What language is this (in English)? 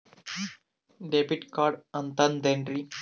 Kannada